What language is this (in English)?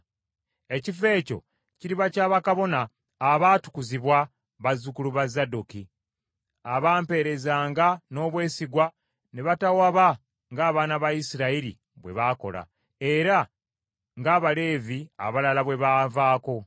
Ganda